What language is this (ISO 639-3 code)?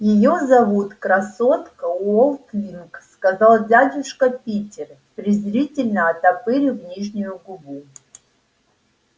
rus